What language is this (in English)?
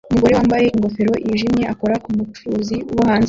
Kinyarwanda